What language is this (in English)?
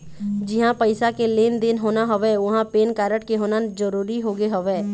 Chhattisgarhi